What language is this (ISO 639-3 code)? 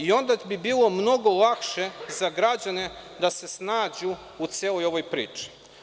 srp